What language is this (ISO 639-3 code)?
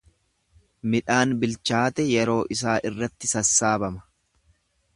orm